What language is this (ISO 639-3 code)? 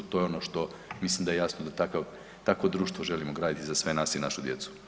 hrv